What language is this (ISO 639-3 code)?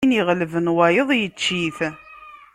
kab